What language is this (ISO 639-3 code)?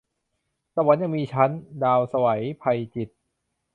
tha